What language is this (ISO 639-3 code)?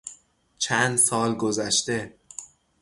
fas